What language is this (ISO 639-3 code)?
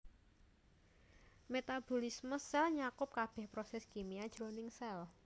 jav